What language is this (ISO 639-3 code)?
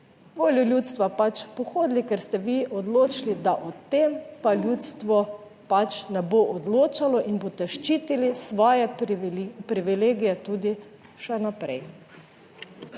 slv